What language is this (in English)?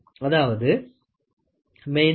Tamil